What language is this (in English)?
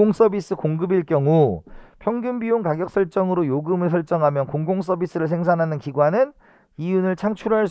Korean